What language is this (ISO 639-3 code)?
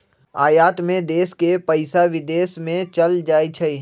mag